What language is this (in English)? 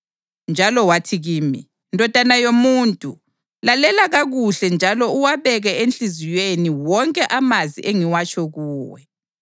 North Ndebele